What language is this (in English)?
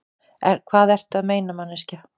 Icelandic